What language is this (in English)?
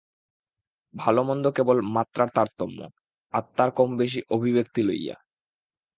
Bangla